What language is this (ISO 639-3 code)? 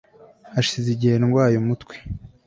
kin